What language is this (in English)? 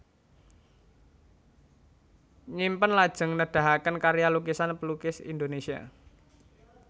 Javanese